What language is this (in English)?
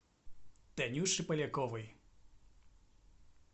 Russian